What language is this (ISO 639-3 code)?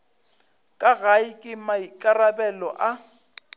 nso